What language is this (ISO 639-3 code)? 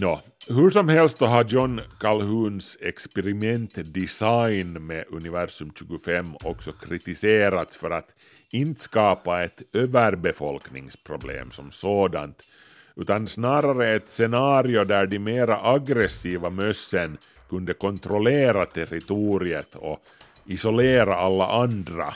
swe